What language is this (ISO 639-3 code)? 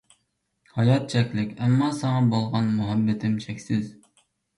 uig